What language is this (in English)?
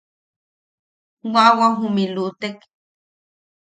Yaqui